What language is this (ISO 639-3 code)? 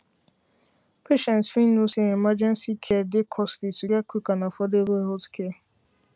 pcm